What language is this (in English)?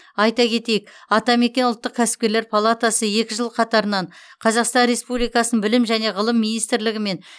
Kazakh